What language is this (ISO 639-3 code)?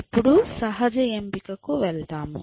tel